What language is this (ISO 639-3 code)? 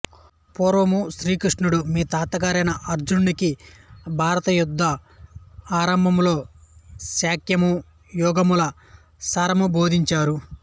tel